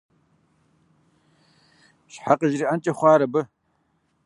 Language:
Kabardian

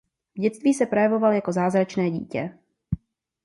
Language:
Czech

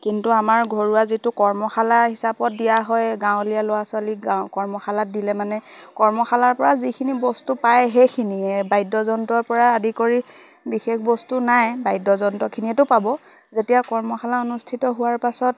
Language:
Assamese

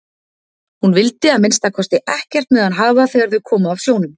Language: Icelandic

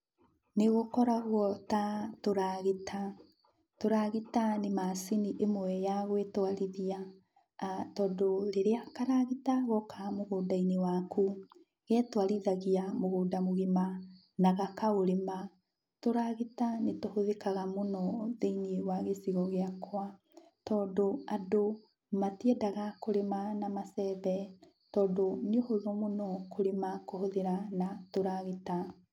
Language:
Kikuyu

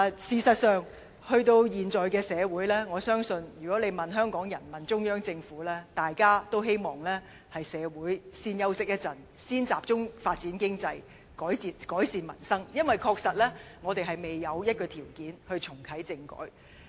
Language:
Cantonese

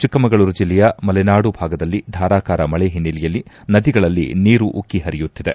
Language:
Kannada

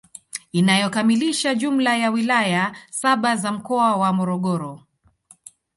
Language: Swahili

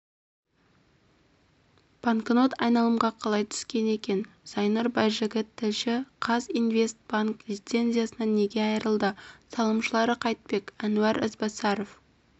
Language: Kazakh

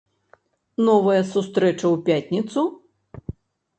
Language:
Belarusian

